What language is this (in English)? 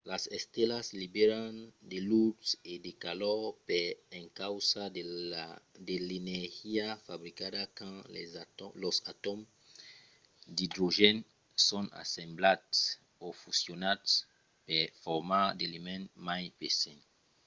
Occitan